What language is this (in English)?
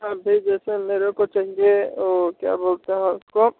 Hindi